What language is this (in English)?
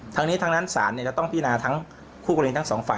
Thai